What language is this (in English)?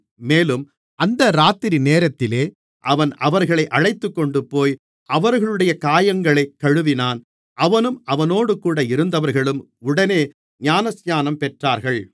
Tamil